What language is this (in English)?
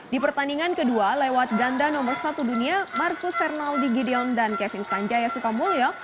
Indonesian